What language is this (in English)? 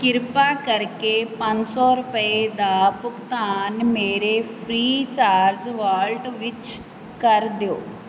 Punjabi